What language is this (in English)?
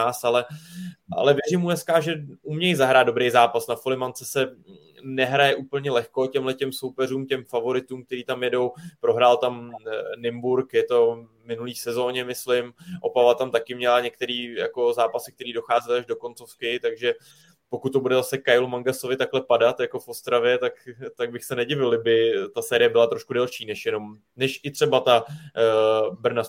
Czech